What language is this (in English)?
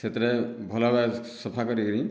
Odia